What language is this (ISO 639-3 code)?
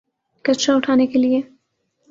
urd